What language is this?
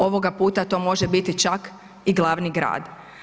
Croatian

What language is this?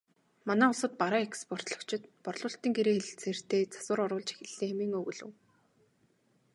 Mongolian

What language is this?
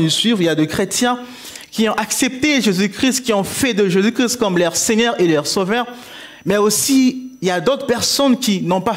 French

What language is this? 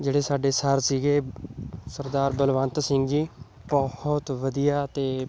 Punjabi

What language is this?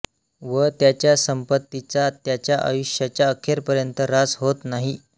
Marathi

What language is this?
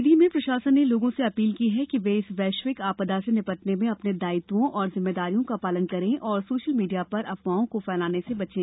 Hindi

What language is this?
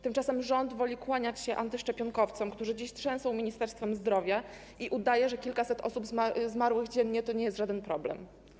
Polish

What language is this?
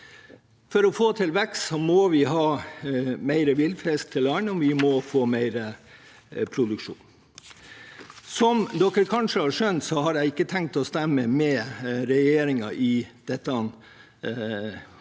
Norwegian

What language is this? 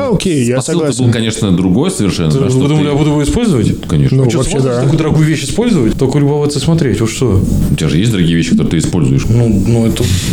Russian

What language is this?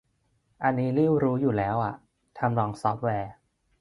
Thai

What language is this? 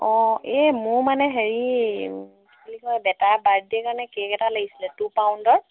Assamese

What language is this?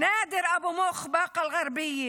Hebrew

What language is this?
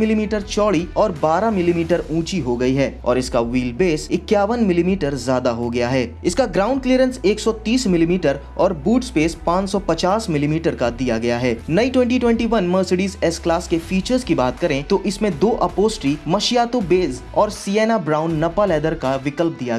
Hindi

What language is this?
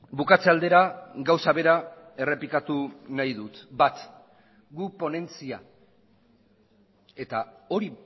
Basque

